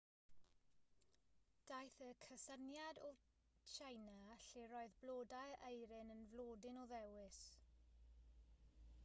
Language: Welsh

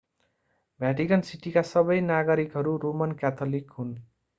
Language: Nepali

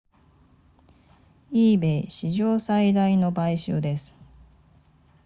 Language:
Japanese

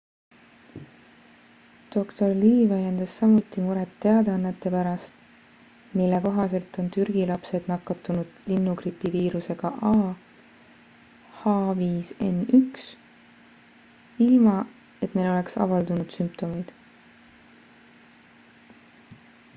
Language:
Estonian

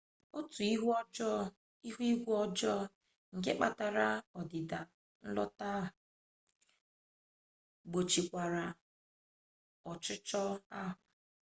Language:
Igbo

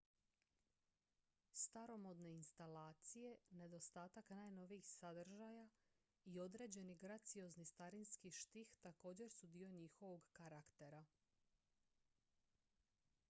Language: Croatian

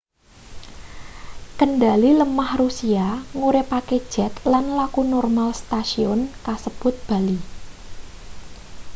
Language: Javanese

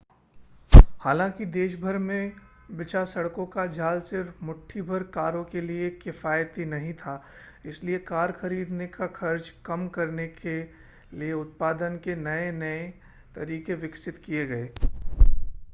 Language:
Hindi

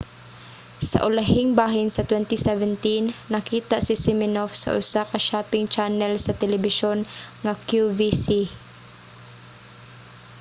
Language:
Cebuano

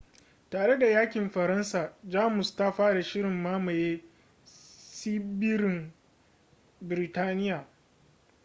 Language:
Hausa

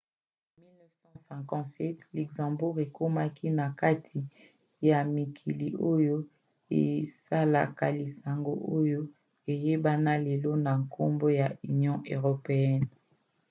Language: Lingala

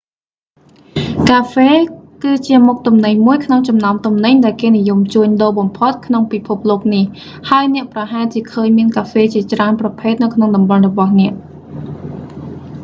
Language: Khmer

